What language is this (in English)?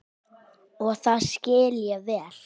Icelandic